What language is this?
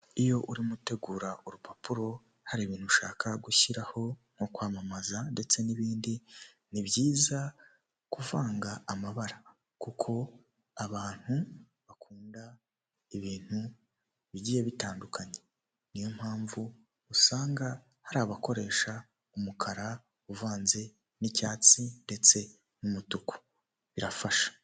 Kinyarwanda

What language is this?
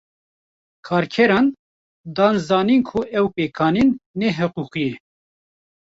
Kurdish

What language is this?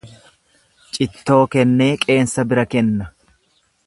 Oromo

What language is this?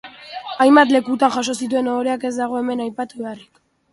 Basque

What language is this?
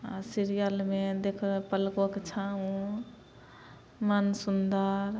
Maithili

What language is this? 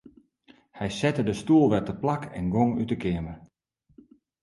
Western Frisian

